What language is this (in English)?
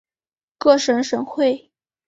Chinese